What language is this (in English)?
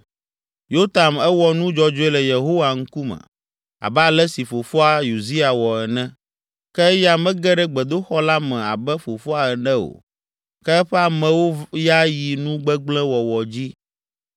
Ewe